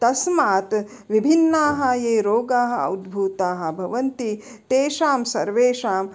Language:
Sanskrit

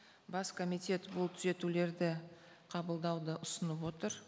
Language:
Kazakh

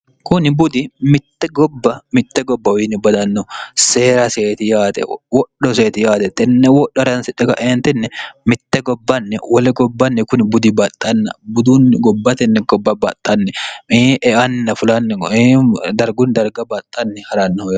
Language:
Sidamo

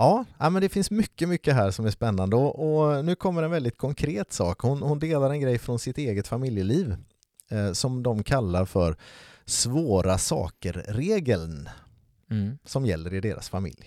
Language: Swedish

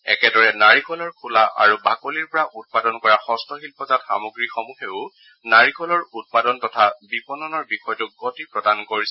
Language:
Assamese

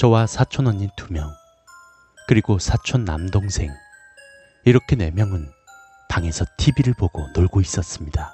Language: Korean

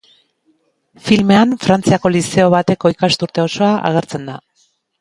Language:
Basque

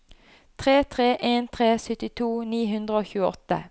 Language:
Norwegian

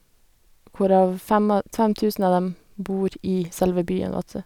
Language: Norwegian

